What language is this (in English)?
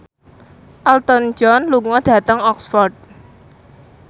Javanese